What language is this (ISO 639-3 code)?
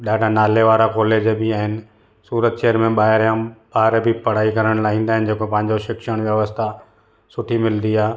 snd